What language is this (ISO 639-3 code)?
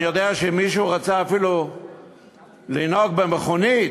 heb